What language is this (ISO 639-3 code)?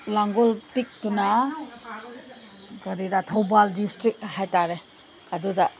mni